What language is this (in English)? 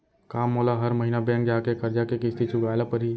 Chhattisgarhi